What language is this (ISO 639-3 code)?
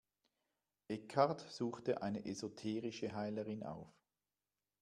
deu